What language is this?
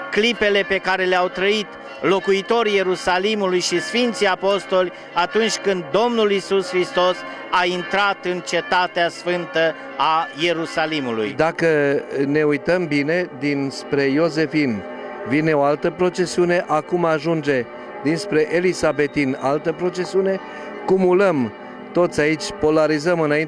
Romanian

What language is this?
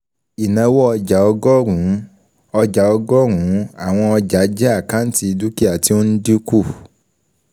Yoruba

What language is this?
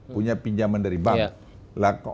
Indonesian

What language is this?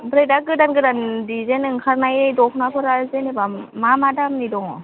Bodo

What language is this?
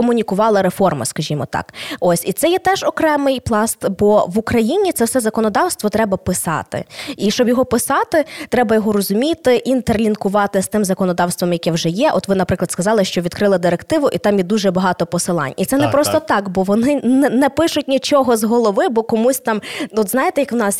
Ukrainian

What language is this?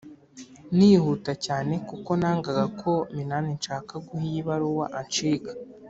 Kinyarwanda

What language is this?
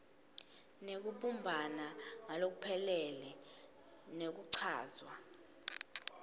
Swati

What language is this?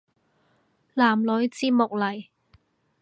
Cantonese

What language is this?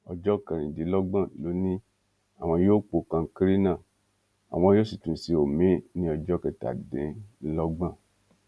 Yoruba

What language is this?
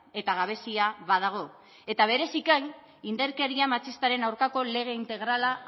Basque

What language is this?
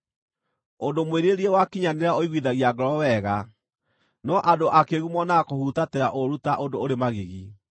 Kikuyu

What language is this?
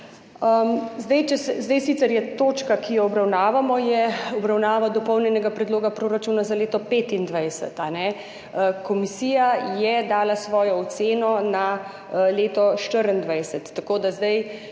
Slovenian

